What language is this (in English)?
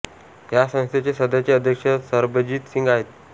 Marathi